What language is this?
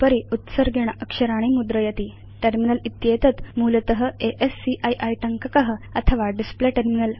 Sanskrit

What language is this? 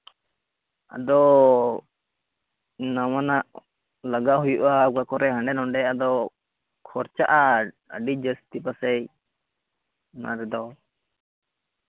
Santali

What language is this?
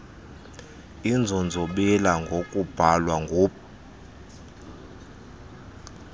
Xhosa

